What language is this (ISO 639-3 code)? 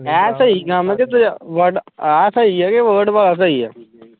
pan